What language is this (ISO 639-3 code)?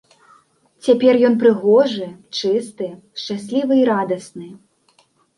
bel